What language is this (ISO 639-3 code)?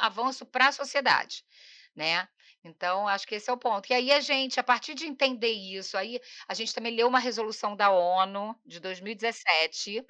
por